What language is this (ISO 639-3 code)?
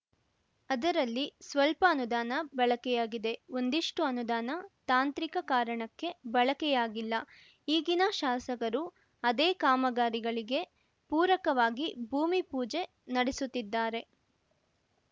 kan